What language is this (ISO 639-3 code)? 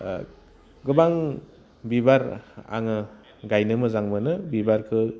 brx